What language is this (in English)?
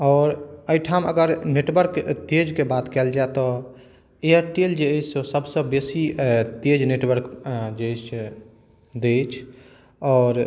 Maithili